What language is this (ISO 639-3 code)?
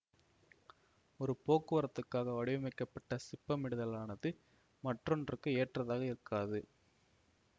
tam